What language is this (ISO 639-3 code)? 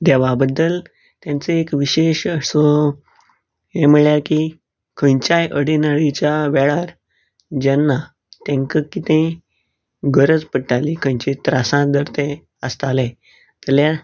kok